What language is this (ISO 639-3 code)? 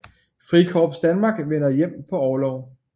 dan